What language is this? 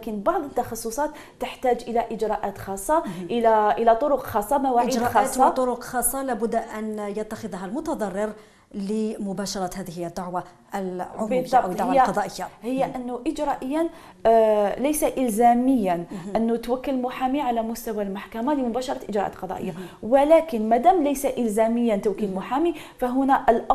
Arabic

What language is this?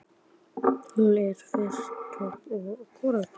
Icelandic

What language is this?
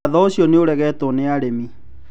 Kikuyu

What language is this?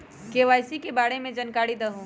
Magahi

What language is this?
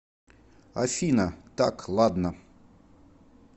Russian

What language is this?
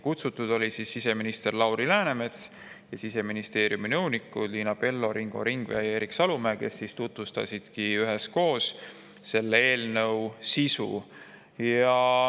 Estonian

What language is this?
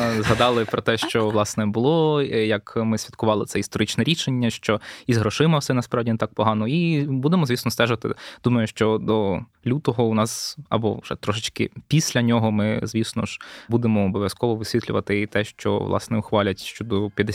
Ukrainian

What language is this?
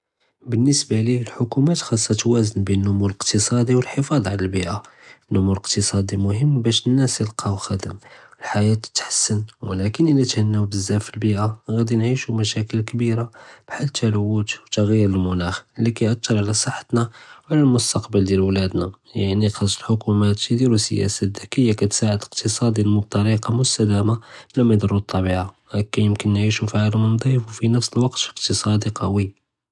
Judeo-Arabic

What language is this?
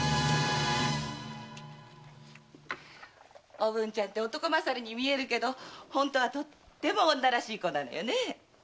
Japanese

